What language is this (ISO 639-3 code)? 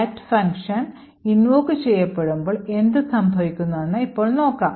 mal